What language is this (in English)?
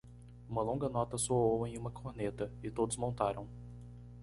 Portuguese